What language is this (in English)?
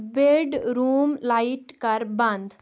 Kashmiri